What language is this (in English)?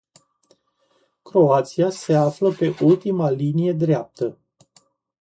Romanian